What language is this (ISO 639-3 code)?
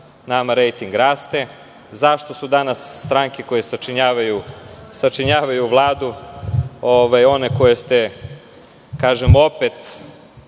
srp